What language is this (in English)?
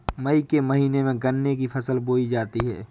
Hindi